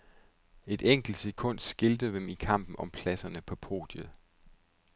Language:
Danish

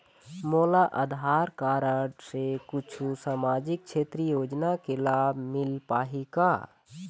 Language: Chhattisgarhi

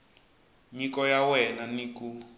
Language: Tsonga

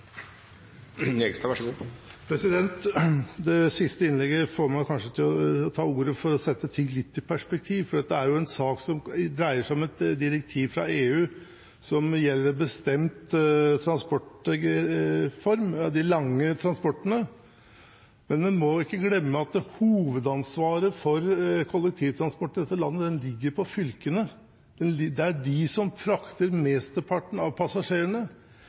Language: Norwegian Bokmål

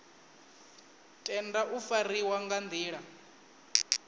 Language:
Venda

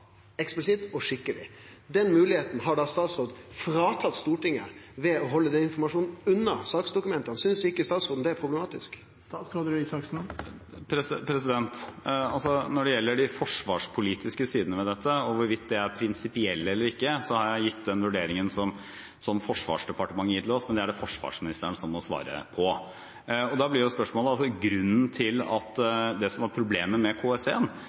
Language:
Norwegian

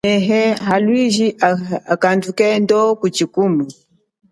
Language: Chokwe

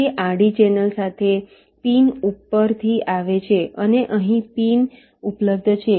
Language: Gujarati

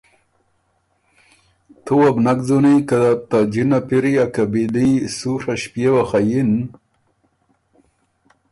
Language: Ormuri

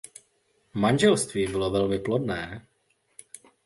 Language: Czech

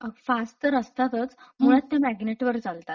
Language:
Marathi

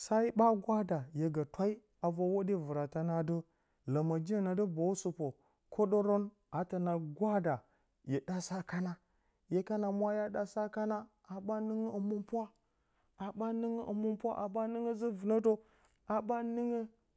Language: Bacama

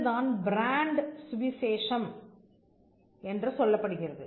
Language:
Tamil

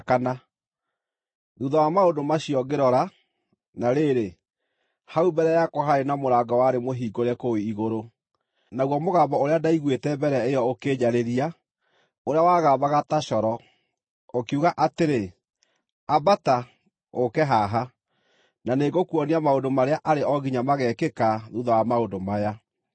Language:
Kikuyu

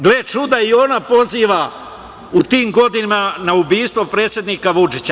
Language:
Serbian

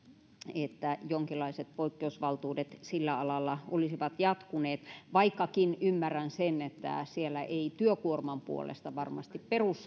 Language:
Finnish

